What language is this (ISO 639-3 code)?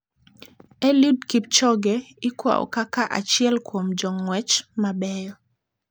luo